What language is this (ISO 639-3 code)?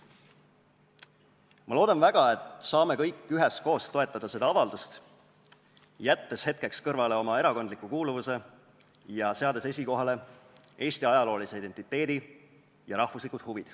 est